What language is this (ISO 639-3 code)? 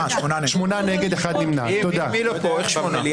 heb